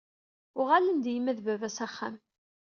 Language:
Kabyle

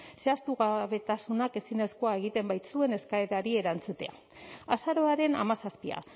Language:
Basque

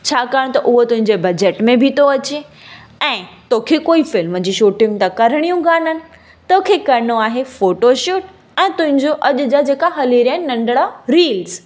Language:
Sindhi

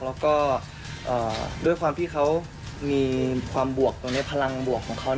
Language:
Thai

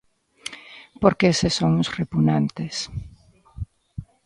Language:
Galician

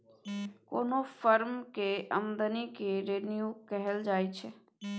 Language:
Maithili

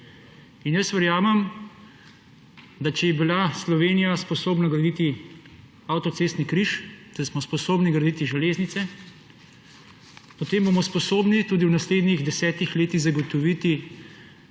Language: Slovenian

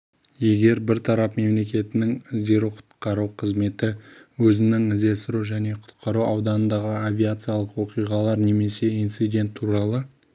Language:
Kazakh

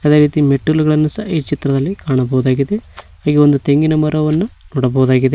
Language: Kannada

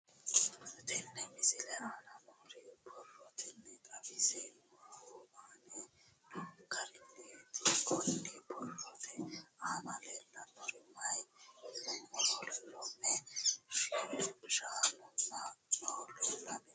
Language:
Sidamo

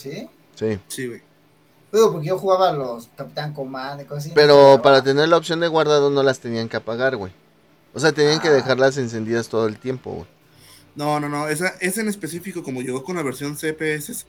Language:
Spanish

